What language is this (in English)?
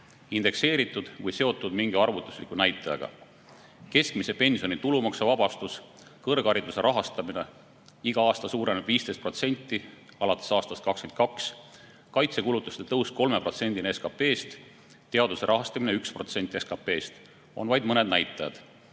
Estonian